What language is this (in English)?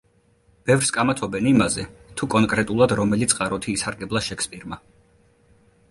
Georgian